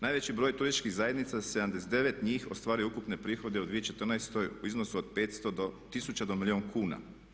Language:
Croatian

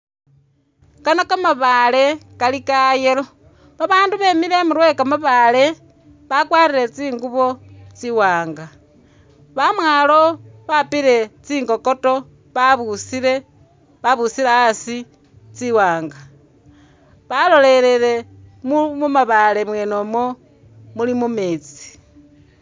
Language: Masaaba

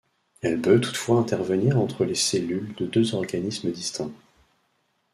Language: French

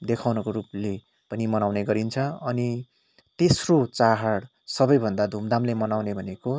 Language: Nepali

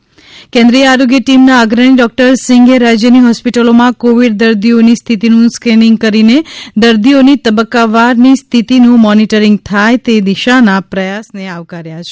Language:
Gujarati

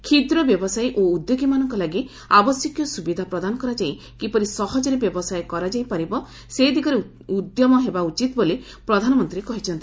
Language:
Odia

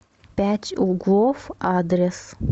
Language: Russian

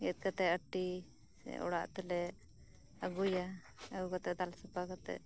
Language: Santali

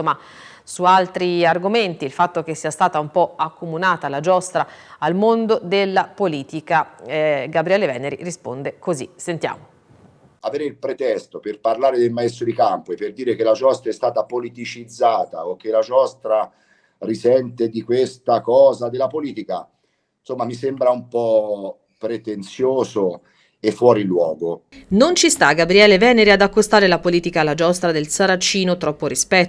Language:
Italian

